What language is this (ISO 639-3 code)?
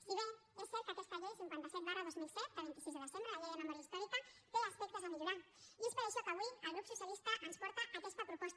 cat